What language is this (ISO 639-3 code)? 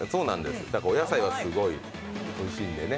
jpn